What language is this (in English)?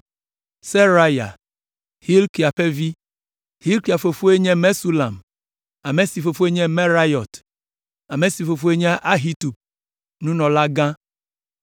Ewe